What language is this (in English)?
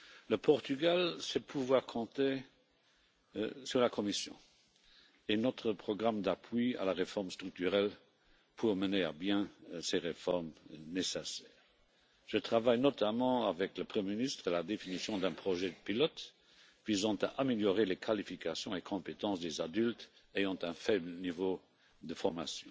French